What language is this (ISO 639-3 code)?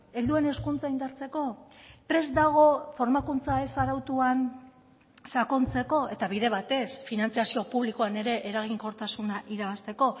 eus